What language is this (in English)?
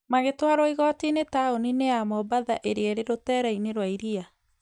Kikuyu